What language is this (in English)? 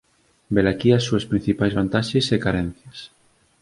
Galician